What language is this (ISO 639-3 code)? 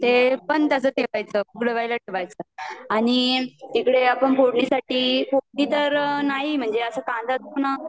mar